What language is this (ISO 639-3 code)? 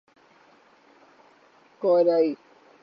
urd